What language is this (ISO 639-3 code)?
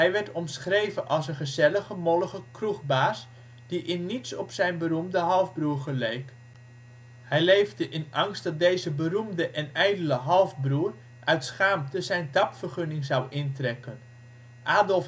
nld